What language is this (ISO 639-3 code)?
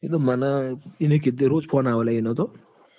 guj